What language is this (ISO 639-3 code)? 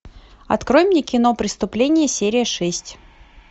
rus